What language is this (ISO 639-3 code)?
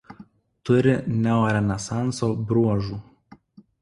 lit